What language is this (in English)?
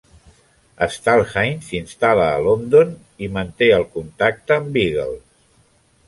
Catalan